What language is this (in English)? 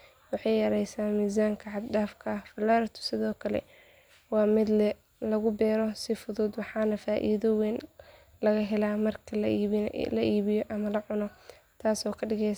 Somali